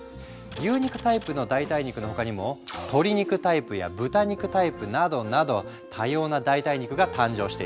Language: Japanese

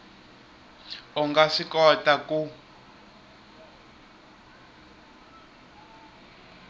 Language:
Tsonga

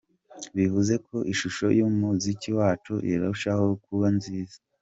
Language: Kinyarwanda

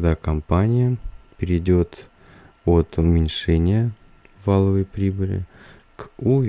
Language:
Russian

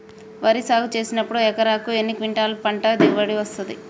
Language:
Telugu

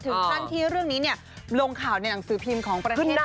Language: Thai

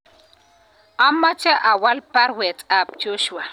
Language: Kalenjin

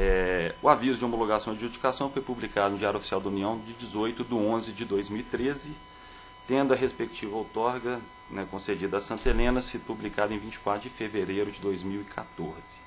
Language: Portuguese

